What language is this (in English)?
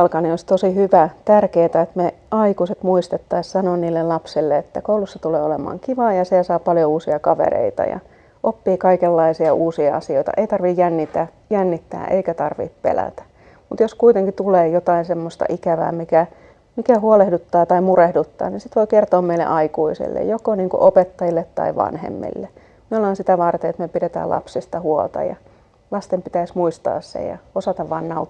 Finnish